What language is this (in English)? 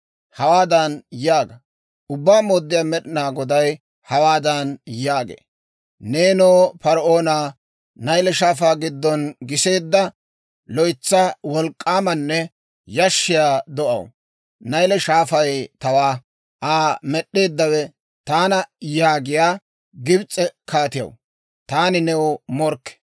Dawro